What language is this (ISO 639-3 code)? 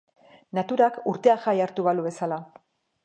eus